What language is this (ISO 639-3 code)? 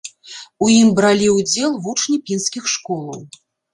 bel